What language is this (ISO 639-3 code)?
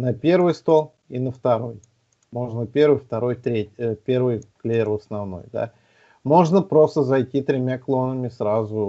rus